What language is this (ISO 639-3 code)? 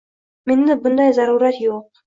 uzb